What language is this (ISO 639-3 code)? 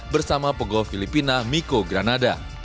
ind